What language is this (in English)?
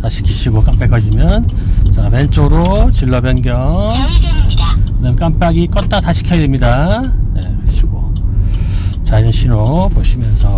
Korean